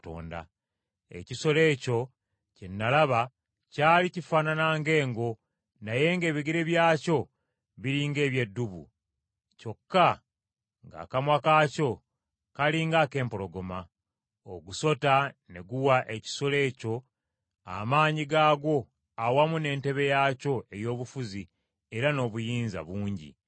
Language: Ganda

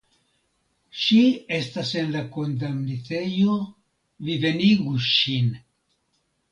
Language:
Esperanto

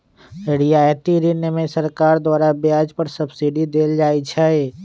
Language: Magahi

